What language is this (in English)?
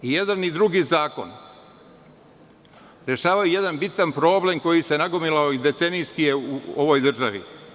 Serbian